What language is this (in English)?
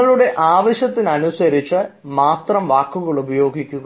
Malayalam